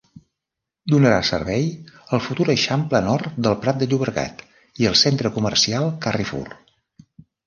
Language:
Catalan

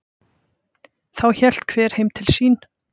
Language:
Icelandic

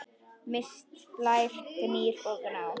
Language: Icelandic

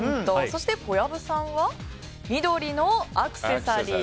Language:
Japanese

